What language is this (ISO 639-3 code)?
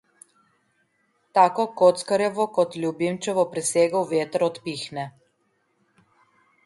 slv